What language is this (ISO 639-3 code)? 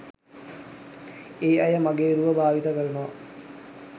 sin